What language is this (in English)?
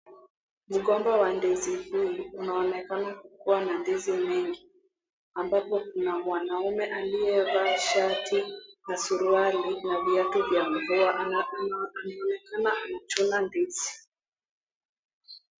Swahili